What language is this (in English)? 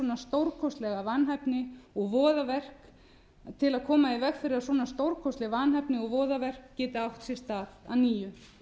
Icelandic